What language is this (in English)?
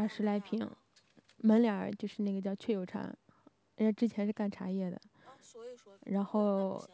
Chinese